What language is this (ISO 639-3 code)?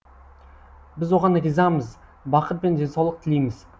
kaz